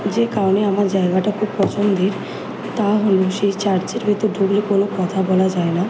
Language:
Bangla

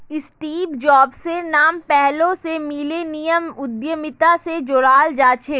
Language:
Magahi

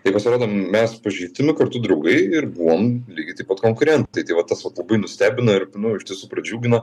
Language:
Lithuanian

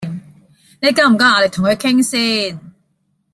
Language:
Cantonese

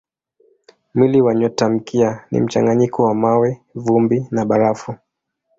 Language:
Swahili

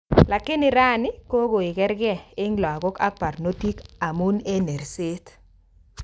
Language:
Kalenjin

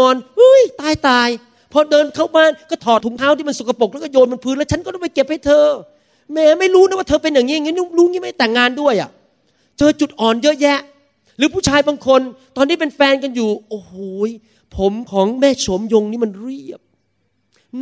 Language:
Thai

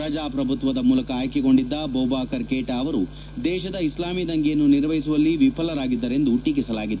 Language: Kannada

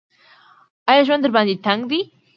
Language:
Pashto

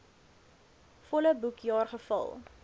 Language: Afrikaans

